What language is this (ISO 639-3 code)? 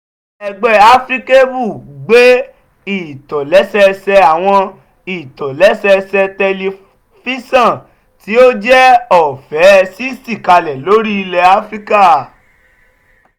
yor